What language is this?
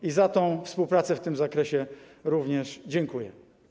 Polish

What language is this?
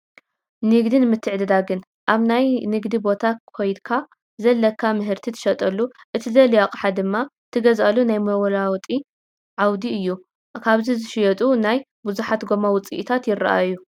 Tigrinya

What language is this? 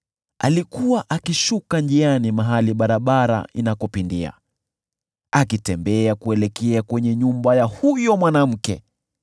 Swahili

